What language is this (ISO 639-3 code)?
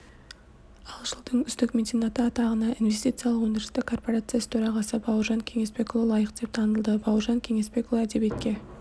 kaz